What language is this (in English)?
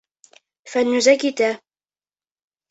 Bashkir